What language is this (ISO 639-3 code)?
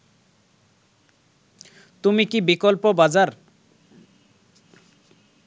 ben